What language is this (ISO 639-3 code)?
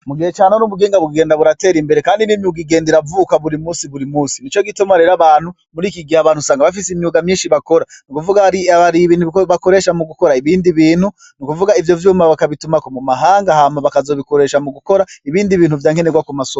run